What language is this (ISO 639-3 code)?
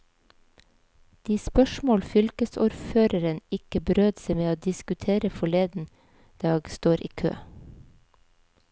nor